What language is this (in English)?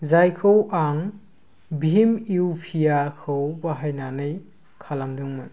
Bodo